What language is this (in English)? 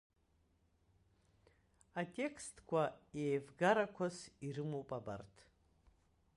Abkhazian